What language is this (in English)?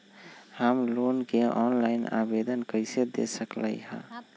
Magahi